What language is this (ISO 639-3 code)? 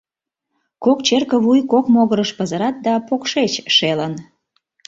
chm